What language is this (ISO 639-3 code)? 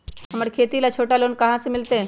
mag